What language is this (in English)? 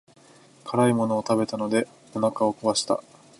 Japanese